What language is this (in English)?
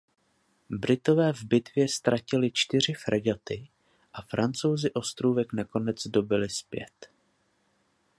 Czech